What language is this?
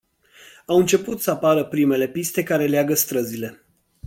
Romanian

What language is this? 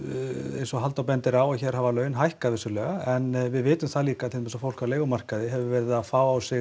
Icelandic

